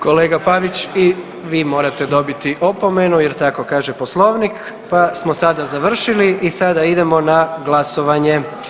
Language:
Croatian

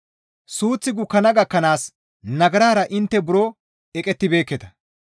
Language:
Gamo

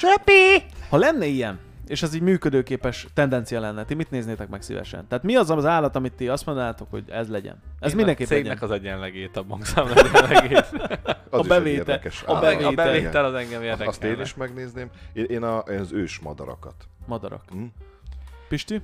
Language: Hungarian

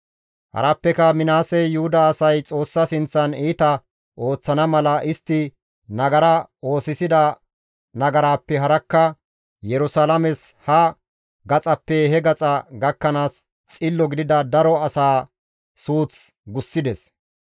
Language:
Gamo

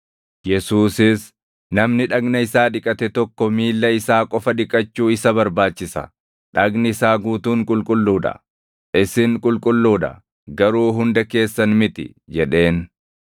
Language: Oromo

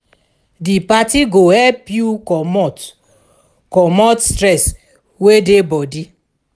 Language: Nigerian Pidgin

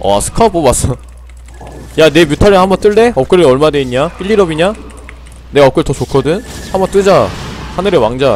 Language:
Korean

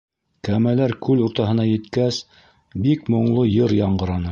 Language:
Bashkir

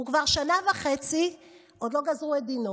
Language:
Hebrew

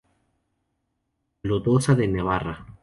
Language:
Spanish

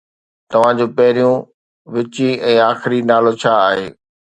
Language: Sindhi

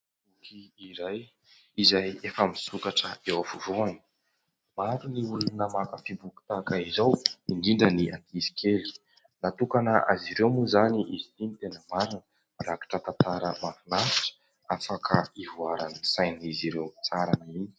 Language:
Malagasy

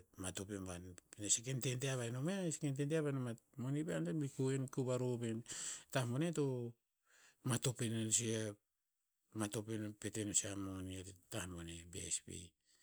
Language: Tinputz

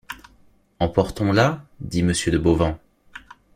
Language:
French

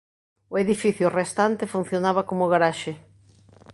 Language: Galician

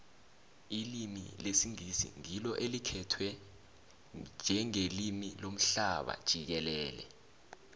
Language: South Ndebele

